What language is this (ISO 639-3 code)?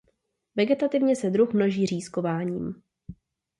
ces